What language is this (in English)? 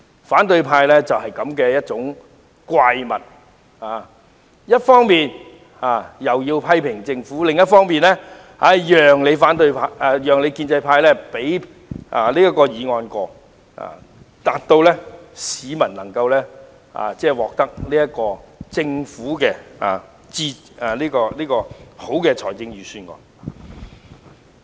Cantonese